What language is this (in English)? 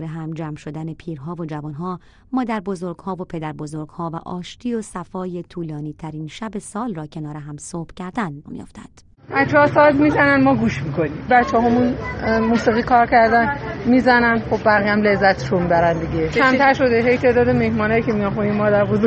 Persian